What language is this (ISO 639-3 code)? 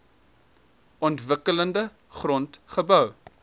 afr